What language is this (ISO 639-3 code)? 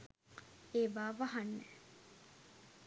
sin